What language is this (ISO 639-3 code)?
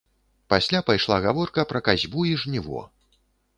bel